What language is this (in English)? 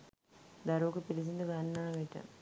Sinhala